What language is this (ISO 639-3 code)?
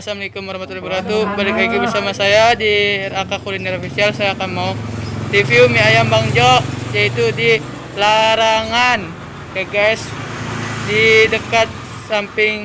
ind